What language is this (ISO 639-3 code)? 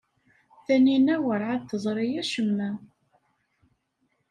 kab